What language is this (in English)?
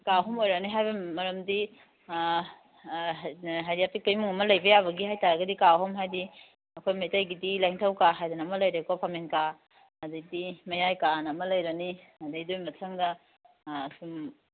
Manipuri